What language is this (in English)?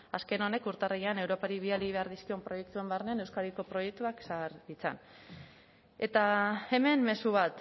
Basque